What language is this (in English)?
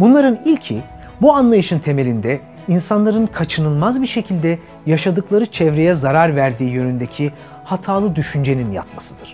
Turkish